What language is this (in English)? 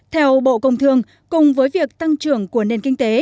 Vietnamese